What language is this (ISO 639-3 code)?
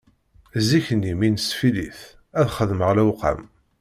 kab